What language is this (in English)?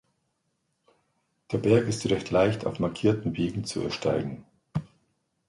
German